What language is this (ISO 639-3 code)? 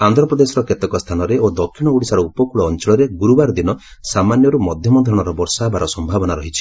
ori